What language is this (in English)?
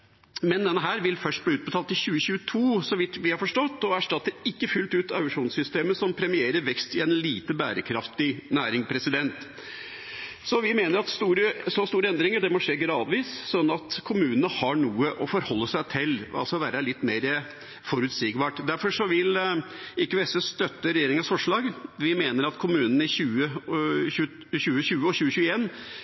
Norwegian Bokmål